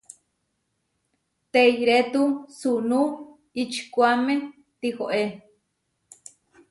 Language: Huarijio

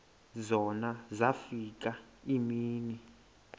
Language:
Xhosa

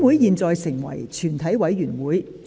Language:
Cantonese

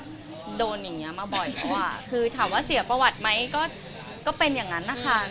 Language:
Thai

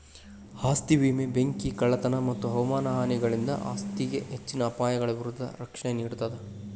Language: Kannada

